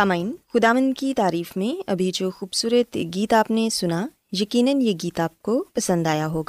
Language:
Urdu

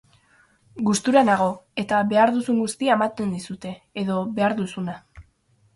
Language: Basque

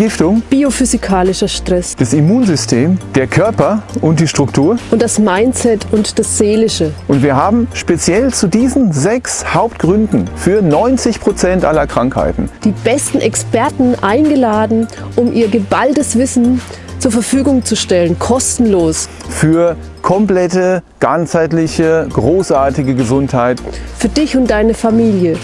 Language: German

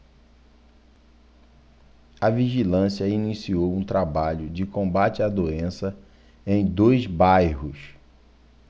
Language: Portuguese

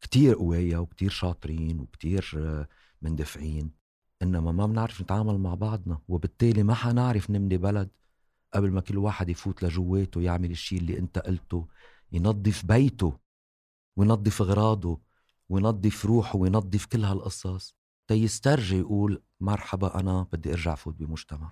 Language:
Arabic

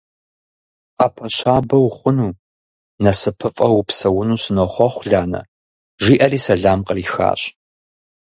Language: Kabardian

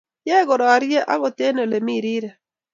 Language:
Kalenjin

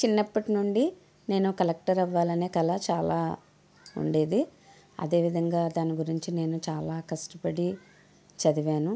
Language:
Telugu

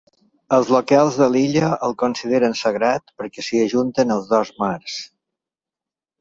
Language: Catalan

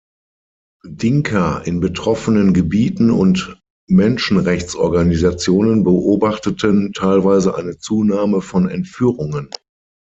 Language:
German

